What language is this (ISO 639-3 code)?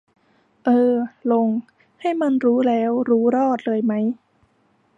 tha